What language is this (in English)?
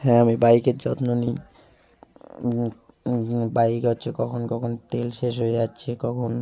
Bangla